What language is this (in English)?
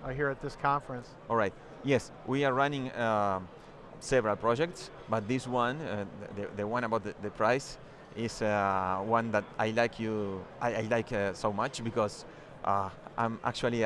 English